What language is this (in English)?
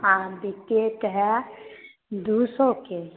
Maithili